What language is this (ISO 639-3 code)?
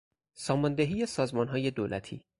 fas